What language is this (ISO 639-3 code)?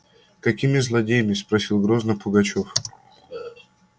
rus